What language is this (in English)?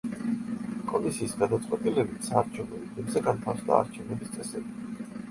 Georgian